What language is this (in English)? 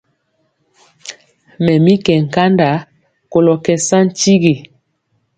Mpiemo